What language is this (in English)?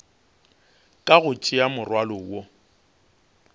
Northern Sotho